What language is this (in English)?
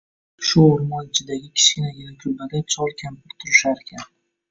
Uzbek